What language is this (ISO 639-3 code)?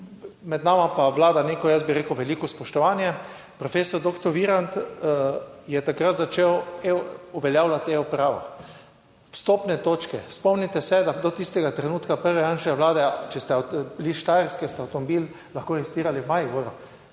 slv